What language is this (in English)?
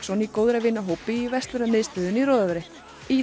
Icelandic